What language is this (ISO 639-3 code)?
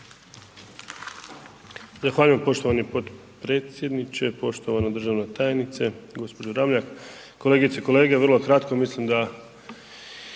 hrv